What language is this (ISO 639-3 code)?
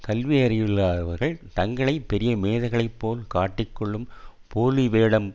tam